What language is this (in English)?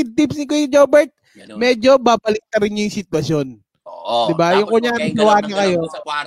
Filipino